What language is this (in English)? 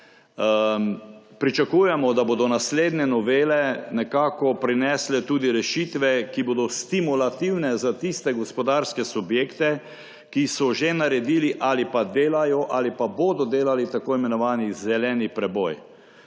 Slovenian